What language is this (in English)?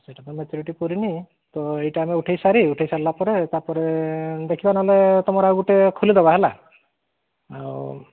Odia